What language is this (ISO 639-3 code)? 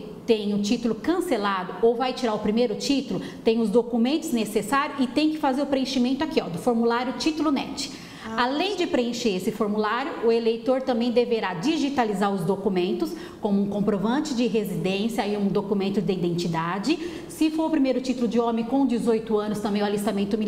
por